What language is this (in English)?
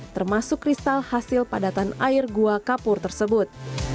Indonesian